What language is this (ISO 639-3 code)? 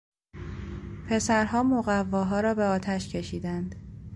fas